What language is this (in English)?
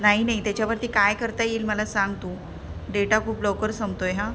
Marathi